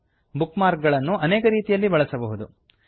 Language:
Kannada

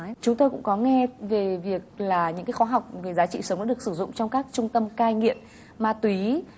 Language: Vietnamese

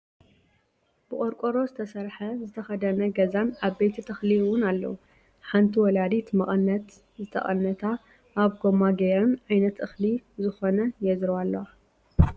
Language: Tigrinya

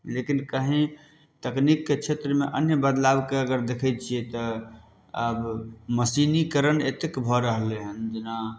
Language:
Maithili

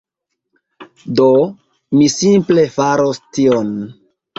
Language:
Esperanto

